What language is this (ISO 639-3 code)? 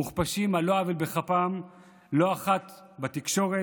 heb